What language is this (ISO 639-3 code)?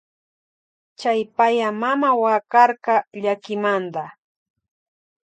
qvj